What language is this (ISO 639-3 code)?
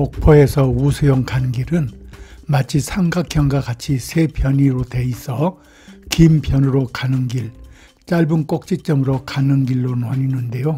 kor